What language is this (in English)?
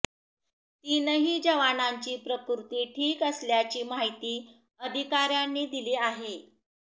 Marathi